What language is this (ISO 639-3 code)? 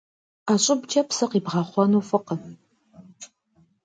kbd